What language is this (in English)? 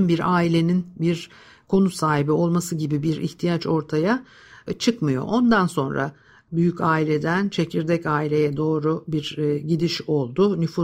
Turkish